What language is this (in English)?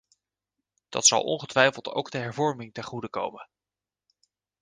Dutch